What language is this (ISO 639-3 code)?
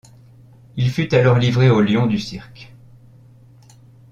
fra